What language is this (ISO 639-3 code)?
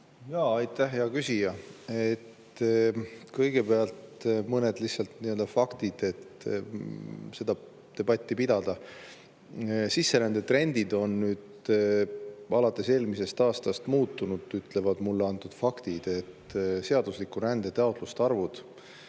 est